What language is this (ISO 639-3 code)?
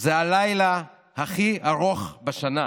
heb